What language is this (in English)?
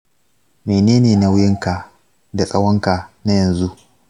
Hausa